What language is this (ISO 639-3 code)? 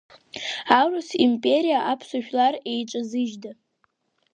abk